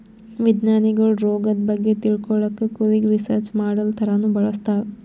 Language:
Kannada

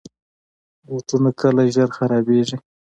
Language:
Pashto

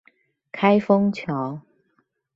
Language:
Chinese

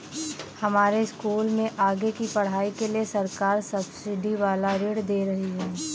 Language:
Hindi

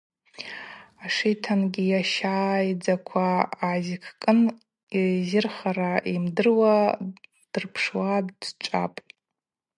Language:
Abaza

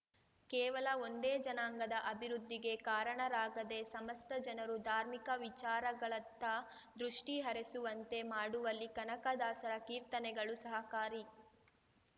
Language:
Kannada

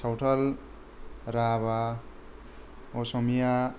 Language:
Bodo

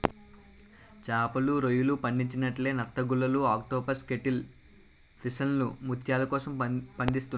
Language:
Telugu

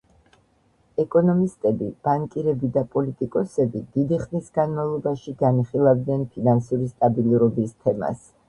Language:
Georgian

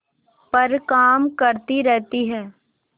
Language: Hindi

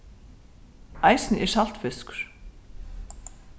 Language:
Faroese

